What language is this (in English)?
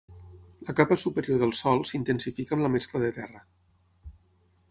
Catalan